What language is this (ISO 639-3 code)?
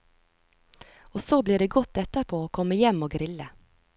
nor